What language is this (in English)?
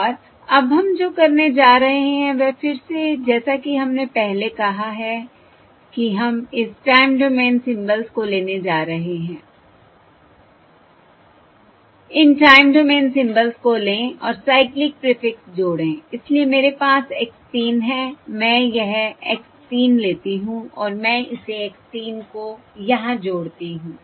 Hindi